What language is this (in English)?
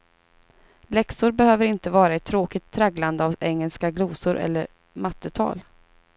Swedish